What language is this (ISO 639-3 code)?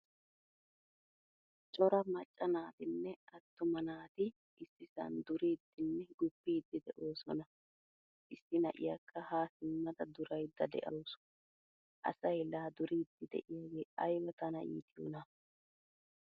wal